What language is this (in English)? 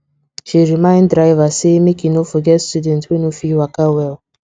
Nigerian Pidgin